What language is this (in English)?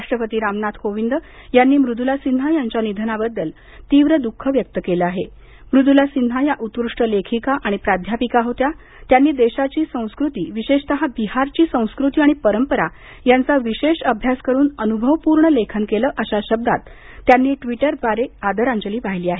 Marathi